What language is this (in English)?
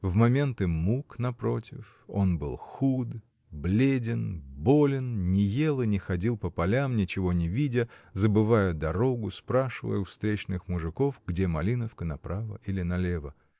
Russian